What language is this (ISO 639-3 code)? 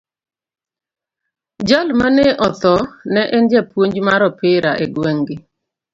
luo